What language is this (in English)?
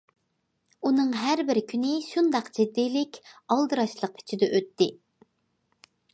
Uyghur